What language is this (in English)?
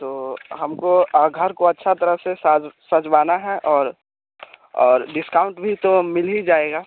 Hindi